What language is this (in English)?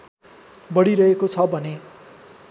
Nepali